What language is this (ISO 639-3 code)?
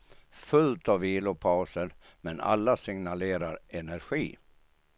swe